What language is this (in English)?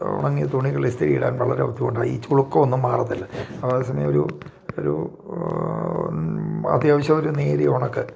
Malayalam